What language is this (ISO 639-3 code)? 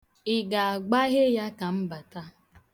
ibo